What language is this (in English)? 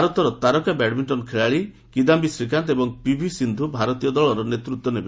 Odia